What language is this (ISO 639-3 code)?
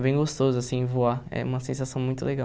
por